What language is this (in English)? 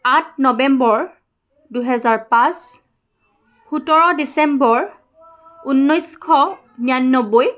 Assamese